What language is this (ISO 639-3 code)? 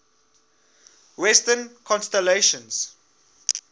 eng